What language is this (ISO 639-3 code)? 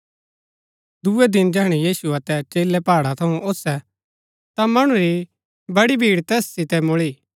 gbk